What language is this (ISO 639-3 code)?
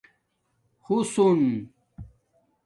dmk